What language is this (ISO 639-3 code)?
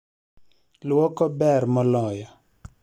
luo